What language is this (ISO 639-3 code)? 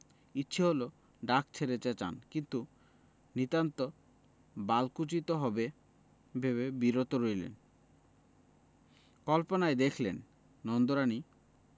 ben